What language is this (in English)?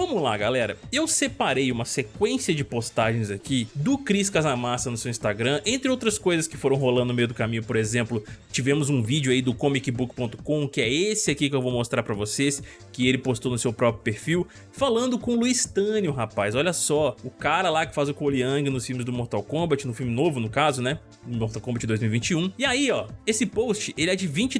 Portuguese